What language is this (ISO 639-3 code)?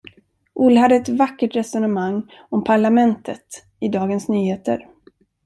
swe